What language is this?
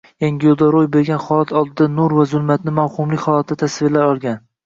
Uzbek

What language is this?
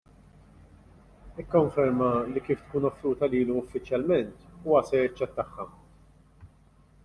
Maltese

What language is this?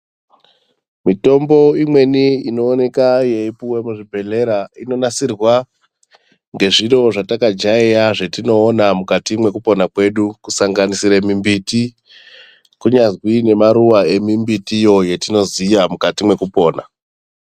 Ndau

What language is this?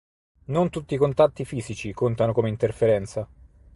Italian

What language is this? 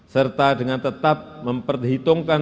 Indonesian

